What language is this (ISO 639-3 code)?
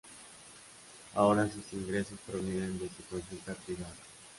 spa